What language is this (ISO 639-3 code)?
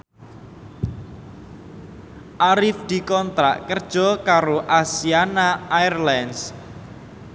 jav